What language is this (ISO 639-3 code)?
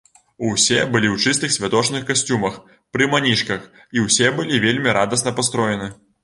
bel